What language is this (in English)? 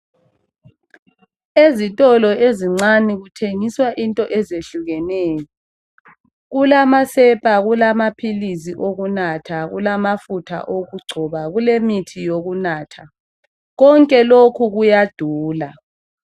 North Ndebele